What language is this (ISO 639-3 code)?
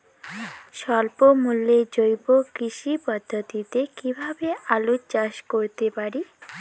ben